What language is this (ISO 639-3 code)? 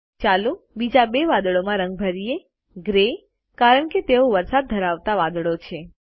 guj